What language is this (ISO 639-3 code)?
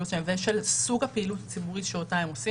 heb